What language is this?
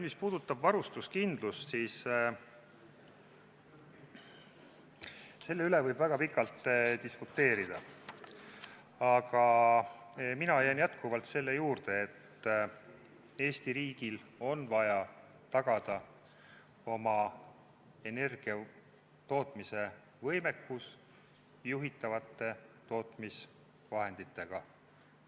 Estonian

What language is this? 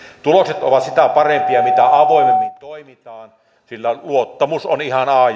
Finnish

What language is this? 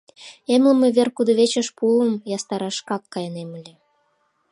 Mari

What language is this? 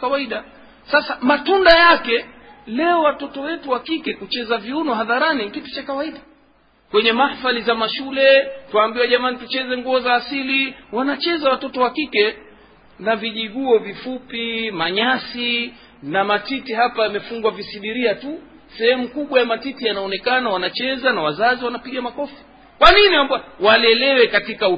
Swahili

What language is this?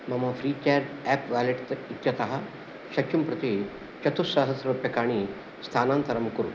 Sanskrit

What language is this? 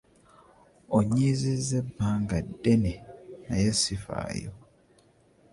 Ganda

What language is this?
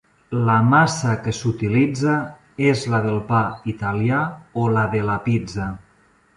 Catalan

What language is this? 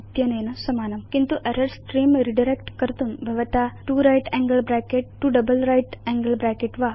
Sanskrit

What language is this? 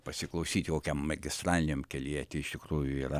Lithuanian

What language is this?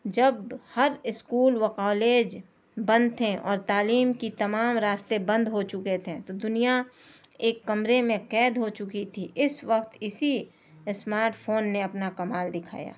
Urdu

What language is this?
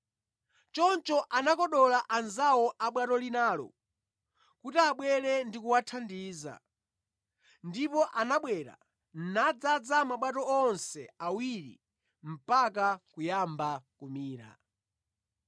Nyanja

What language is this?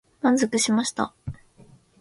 Japanese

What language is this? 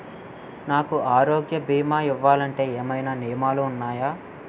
Telugu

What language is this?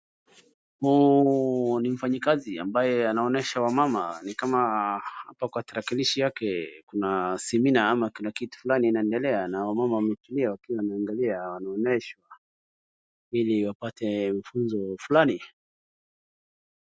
Swahili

